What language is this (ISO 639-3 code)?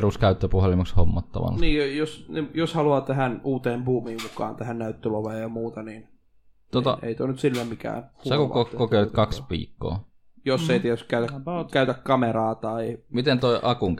fin